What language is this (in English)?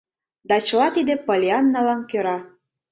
Mari